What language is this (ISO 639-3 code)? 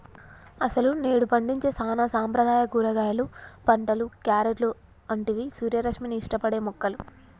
tel